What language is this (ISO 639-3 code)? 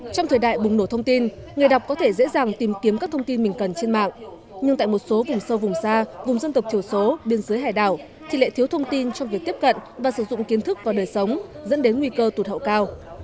vie